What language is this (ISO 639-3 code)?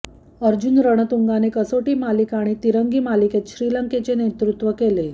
mar